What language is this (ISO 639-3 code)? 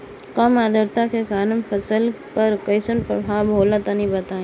bho